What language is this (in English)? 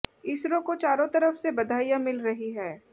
Hindi